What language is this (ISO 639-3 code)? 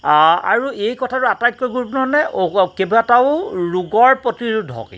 asm